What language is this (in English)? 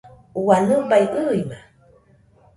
Nüpode Huitoto